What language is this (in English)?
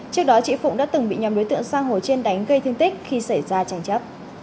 Vietnamese